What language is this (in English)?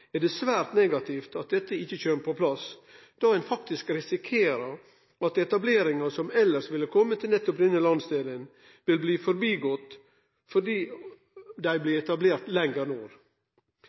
Norwegian Nynorsk